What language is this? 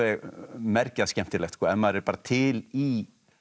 Icelandic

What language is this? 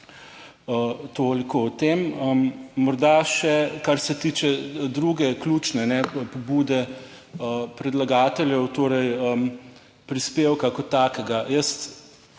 Slovenian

